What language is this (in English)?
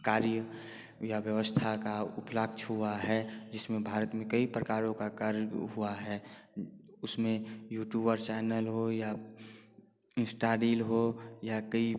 Hindi